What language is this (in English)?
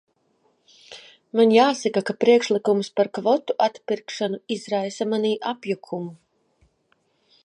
Latvian